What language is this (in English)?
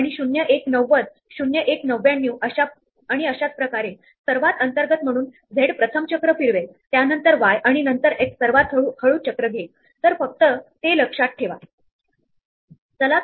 Marathi